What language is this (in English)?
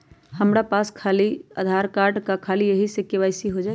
Magahi